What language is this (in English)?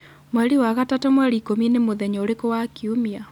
Kikuyu